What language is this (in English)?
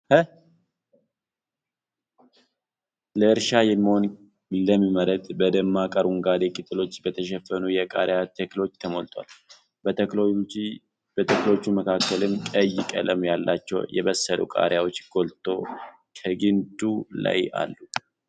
Amharic